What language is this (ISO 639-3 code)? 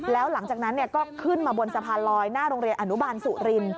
tha